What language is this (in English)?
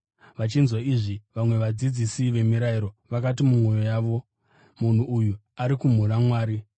Shona